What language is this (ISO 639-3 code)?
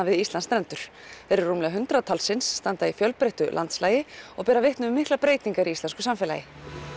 isl